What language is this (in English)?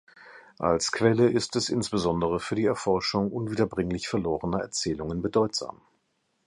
German